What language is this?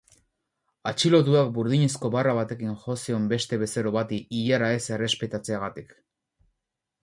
Basque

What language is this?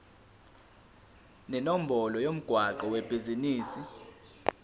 Zulu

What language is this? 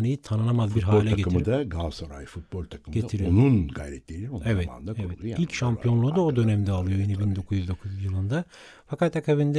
Turkish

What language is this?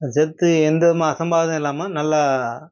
Tamil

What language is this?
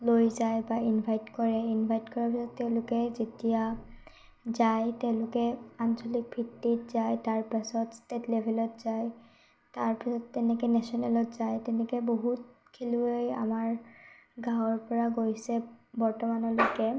Assamese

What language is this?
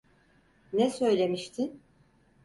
Turkish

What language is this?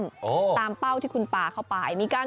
Thai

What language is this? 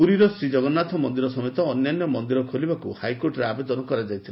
Odia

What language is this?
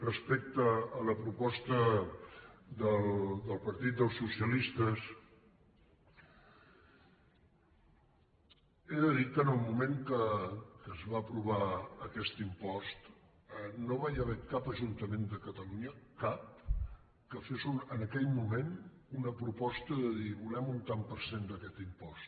Catalan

